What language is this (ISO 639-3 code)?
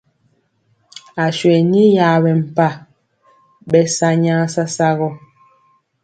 mcx